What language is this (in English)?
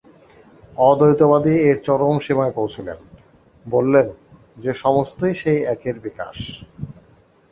Bangla